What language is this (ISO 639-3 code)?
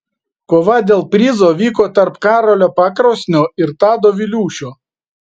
lit